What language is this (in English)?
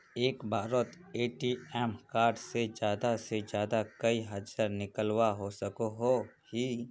Magahi